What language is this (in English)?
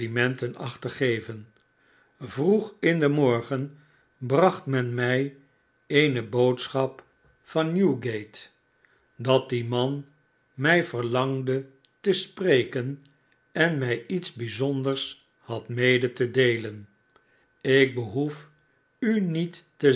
Dutch